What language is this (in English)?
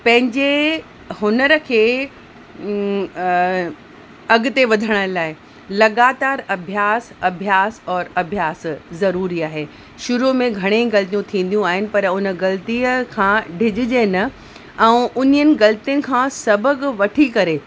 Sindhi